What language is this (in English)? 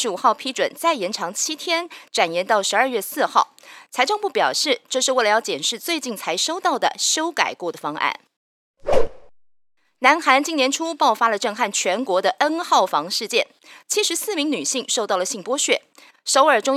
Chinese